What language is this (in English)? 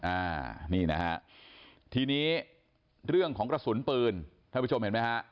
Thai